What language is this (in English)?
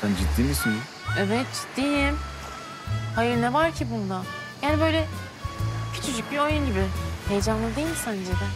Turkish